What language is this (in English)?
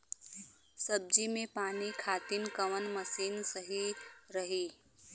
Bhojpuri